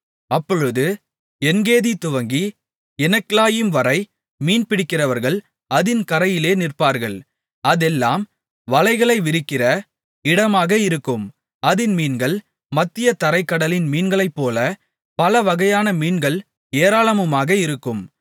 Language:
Tamil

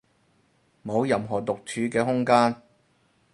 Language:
Cantonese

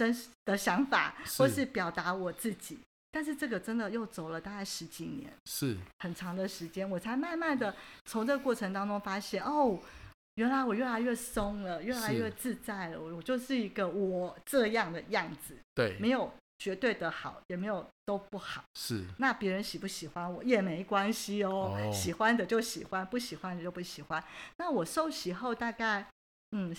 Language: Chinese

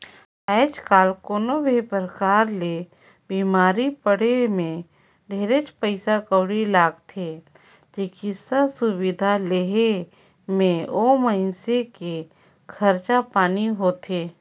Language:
Chhattisgarhi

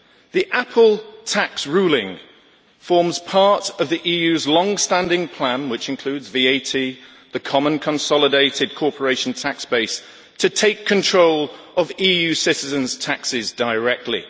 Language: English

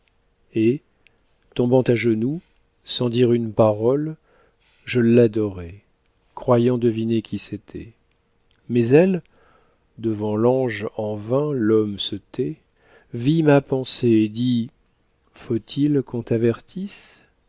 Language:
French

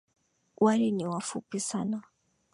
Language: Swahili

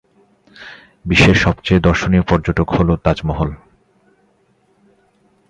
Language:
Bangla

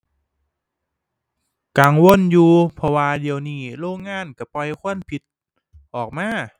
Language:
Thai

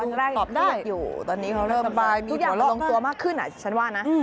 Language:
Thai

